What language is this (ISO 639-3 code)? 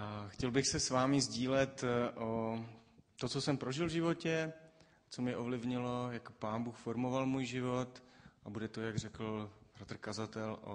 ces